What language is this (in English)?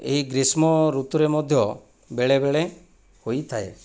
Odia